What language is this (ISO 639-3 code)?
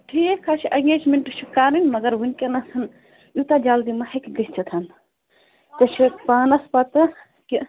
kas